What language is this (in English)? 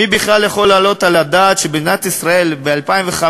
Hebrew